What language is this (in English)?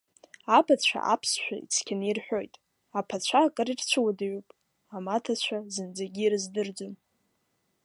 Abkhazian